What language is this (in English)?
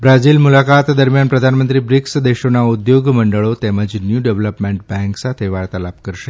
Gujarati